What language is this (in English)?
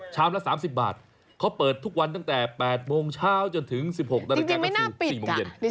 Thai